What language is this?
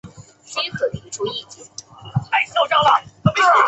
Chinese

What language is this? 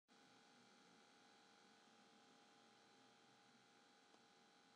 Western Frisian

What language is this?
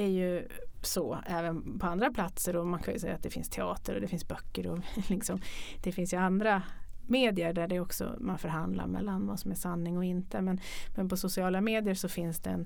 Swedish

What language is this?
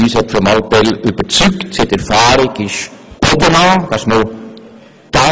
Swiss German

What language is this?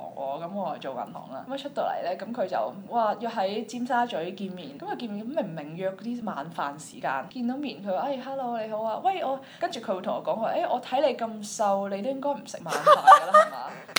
Chinese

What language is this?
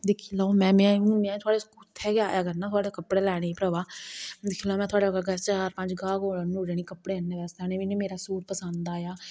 Dogri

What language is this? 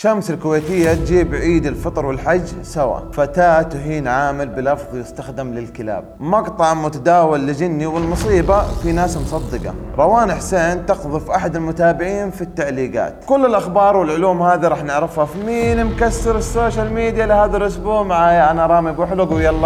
Arabic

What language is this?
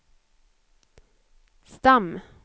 Swedish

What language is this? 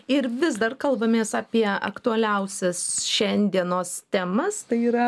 Lithuanian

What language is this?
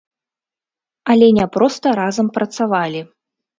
Belarusian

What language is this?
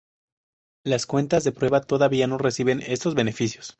Spanish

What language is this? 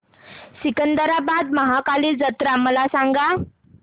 Marathi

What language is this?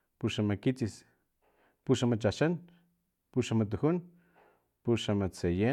Filomena Mata-Coahuitlán Totonac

